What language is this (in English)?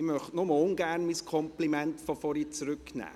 Swiss German